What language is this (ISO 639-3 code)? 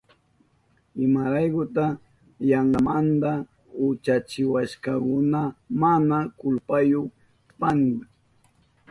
qup